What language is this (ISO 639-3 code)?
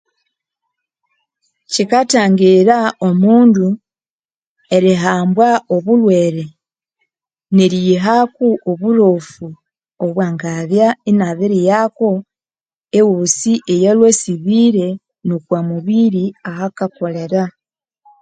koo